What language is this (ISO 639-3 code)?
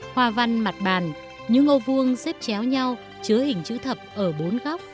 vie